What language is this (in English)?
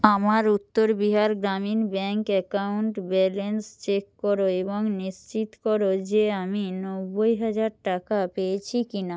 Bangla